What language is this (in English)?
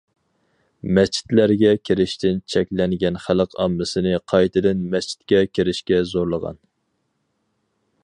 Uyghur